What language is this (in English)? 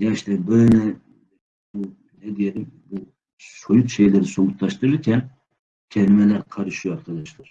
Turkish